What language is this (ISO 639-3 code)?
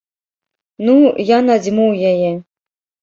bel